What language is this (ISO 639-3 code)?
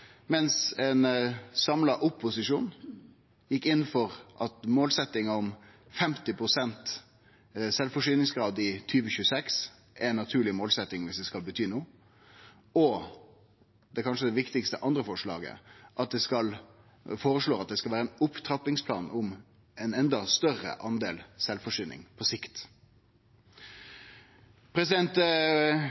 nno